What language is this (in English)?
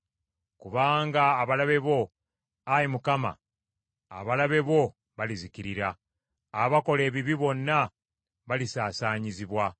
Ganda